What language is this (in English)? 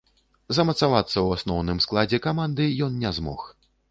Belarusian